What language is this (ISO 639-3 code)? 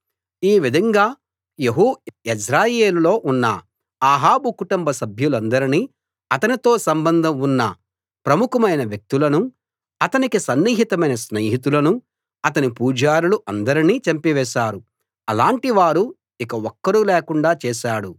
tel